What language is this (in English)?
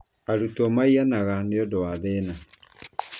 Kikuyu